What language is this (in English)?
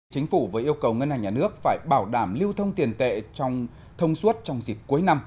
Vietnamese